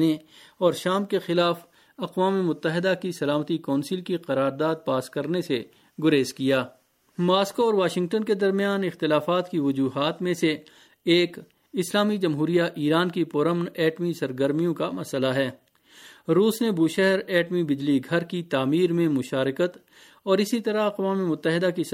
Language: Urdu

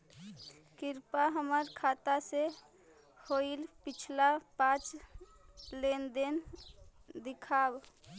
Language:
Magahi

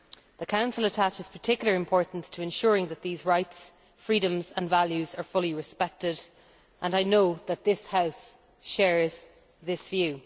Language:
English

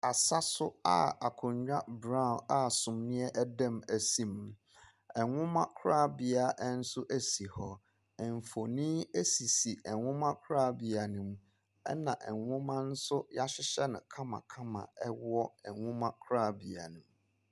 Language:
Akan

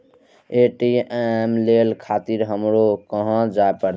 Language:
Maithili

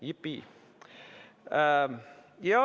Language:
Estonian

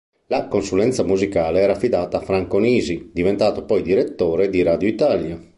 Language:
Italian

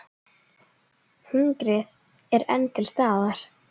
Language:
Icelandic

